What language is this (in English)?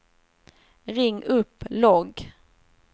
Swedish